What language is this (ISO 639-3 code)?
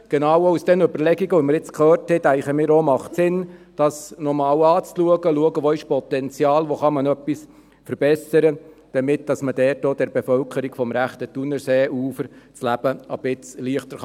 gsw